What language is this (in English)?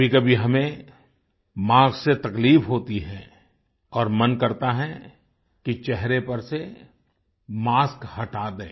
Hindi